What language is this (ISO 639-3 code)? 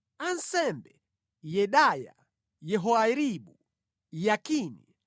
nya